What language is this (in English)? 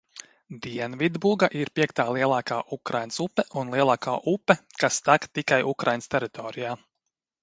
Latvian